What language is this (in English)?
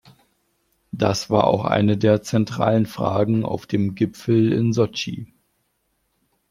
German